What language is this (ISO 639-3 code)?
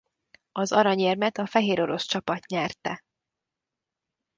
hun